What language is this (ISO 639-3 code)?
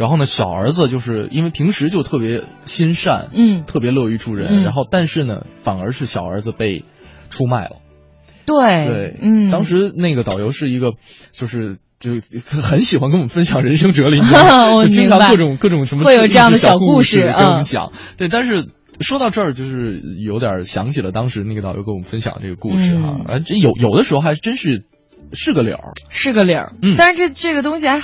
zho